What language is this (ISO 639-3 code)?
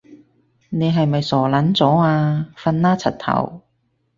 yue